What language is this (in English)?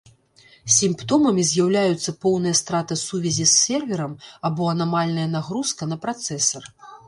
Belarusian